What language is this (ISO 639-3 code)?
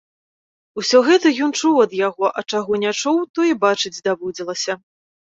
bel